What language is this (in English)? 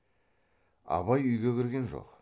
Kazakh